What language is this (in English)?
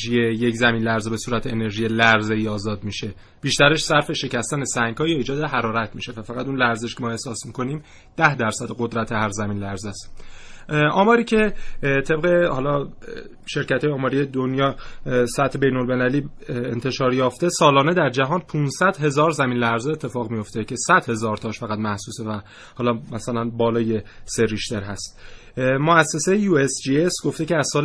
Persian